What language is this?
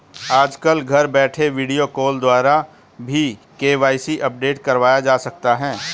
Hindi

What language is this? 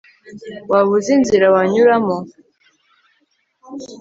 Kinyarwanda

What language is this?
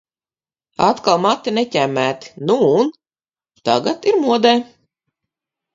Latvian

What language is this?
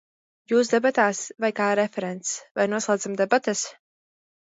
Latvian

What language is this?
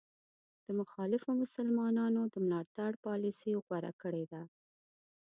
Pashto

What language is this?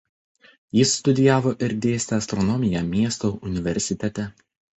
Lithuanian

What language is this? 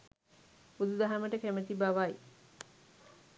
Sinhala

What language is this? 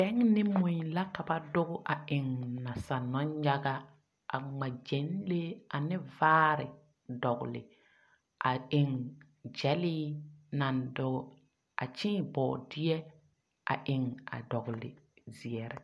Southern Dagaare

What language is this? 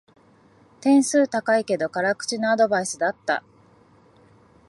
Japanese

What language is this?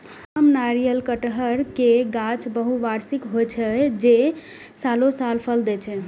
Maithili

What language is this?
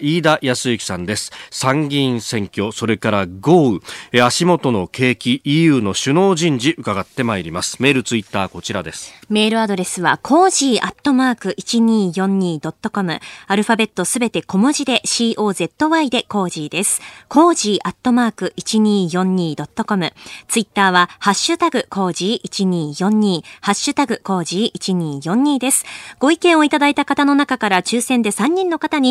Japanese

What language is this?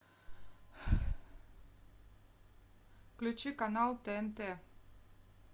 Russian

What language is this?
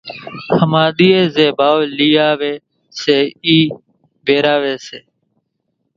Kachi Koli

